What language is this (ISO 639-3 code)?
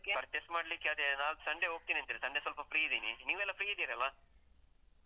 kan